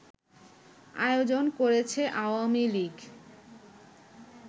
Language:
Bangla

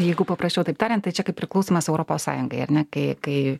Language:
Lithuanian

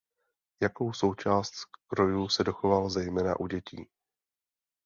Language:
Czech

